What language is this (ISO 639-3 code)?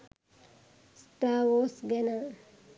sin